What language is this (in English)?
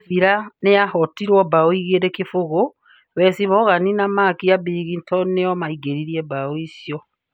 Kikuyu